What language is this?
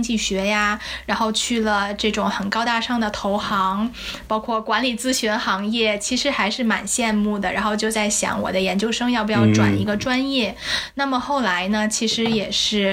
Chinese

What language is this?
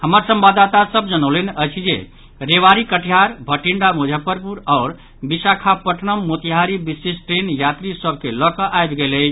Maithili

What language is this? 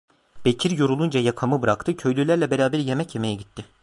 Turkish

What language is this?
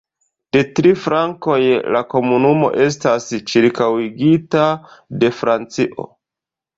Esperanto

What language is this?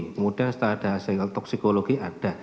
Indonesian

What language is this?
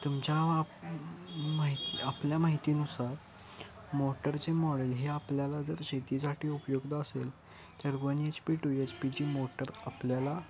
Marathi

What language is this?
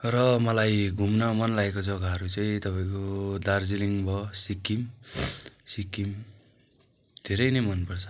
Nepali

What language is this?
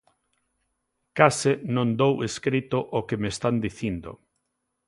Galician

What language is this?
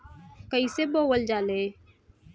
Bhojpuri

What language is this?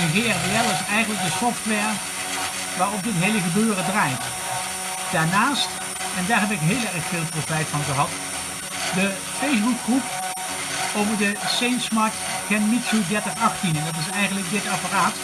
Dutch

